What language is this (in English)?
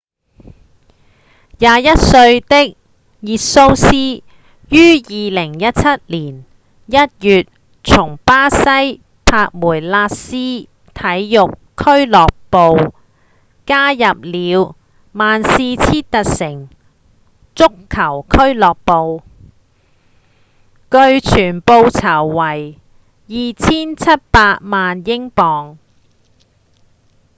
Cantonese